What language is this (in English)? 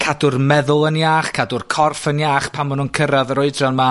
Welsh